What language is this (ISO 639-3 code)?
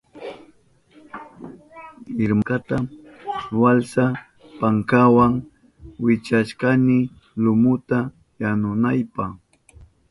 qup